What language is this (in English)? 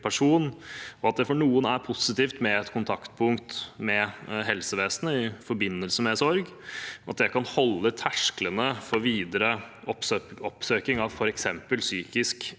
Norwegian